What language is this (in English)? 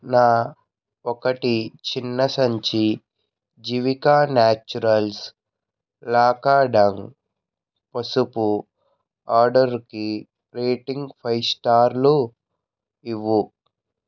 Telugu